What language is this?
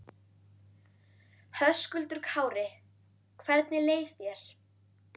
Icelandic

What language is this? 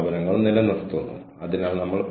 Malayalam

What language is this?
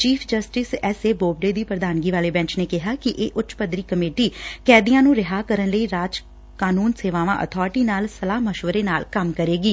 Punjabi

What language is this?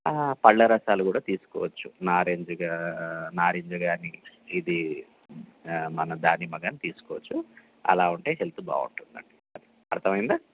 Telugu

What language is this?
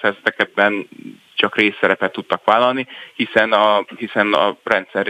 Hungarian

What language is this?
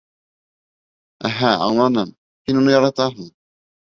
Bashkir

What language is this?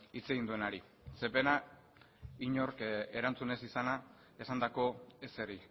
Basque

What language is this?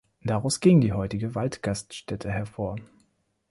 German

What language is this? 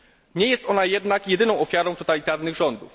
Polish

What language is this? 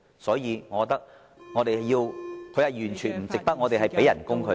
Cantonese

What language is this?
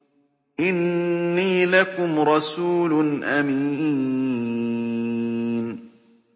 Arabic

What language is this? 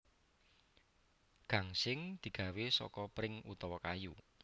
Javanese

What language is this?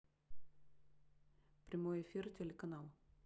Russian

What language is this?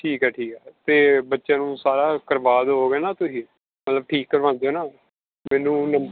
Punjabi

